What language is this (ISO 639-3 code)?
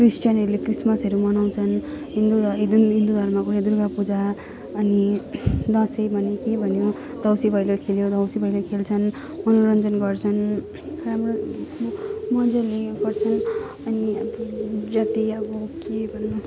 nep